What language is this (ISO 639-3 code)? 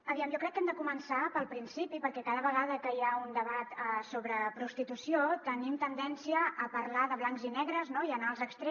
cat